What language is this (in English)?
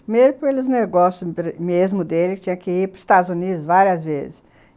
Portuguese